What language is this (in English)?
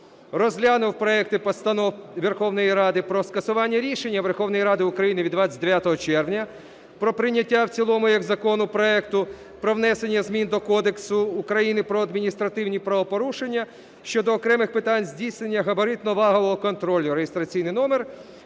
Ukrainian